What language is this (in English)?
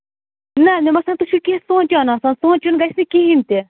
Kashmiri